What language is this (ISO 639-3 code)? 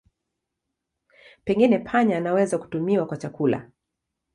swa